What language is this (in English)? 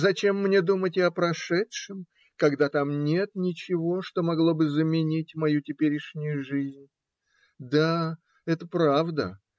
Russian